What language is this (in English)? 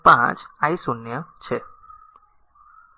Gujarati